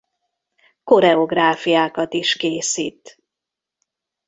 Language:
Hungarian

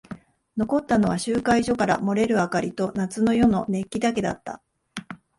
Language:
Japanese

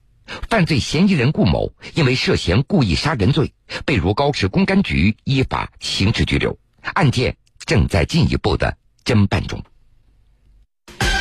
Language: Chinese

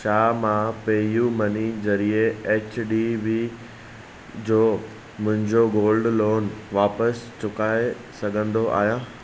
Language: Sindhi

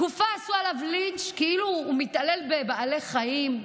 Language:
Hebrew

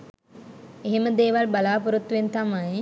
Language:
Sinhala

